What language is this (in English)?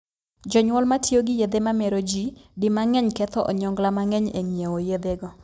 Luo (Kenya and Tanzania)